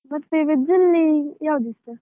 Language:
Kannada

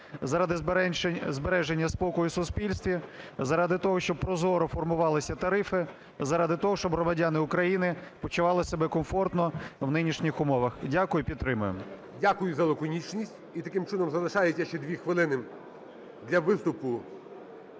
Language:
Ukrainian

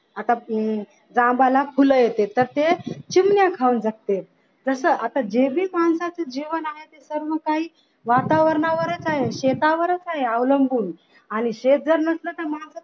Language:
Marathi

